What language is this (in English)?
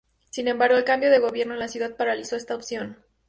Spanish